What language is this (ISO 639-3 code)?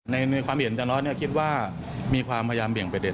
tha